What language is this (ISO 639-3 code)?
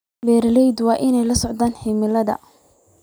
som